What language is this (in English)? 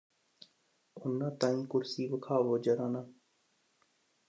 Punjabi